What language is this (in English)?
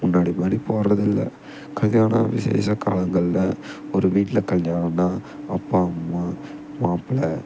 Tamil